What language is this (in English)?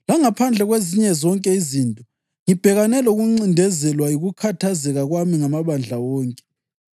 North Ndebele